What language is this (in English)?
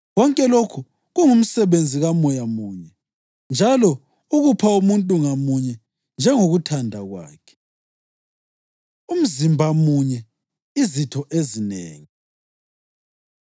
North Ndebele